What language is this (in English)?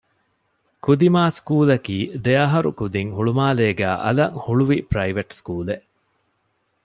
Divehi